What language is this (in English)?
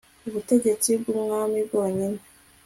Kinyarwanda